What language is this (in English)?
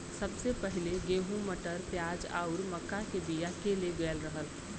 Bhojpuri